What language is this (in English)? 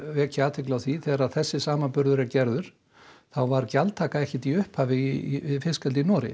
Icelandic